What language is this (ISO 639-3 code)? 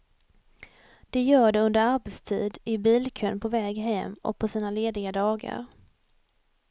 swe